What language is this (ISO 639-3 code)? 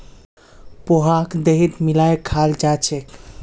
mag